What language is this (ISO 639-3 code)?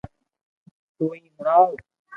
lrk